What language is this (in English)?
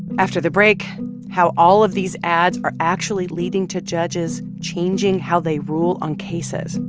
English